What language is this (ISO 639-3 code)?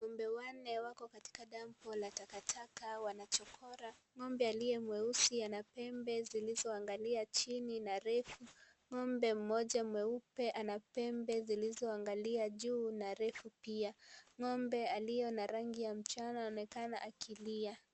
swa